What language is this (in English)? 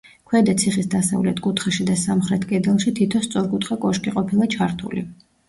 Georgian